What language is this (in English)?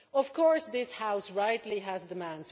English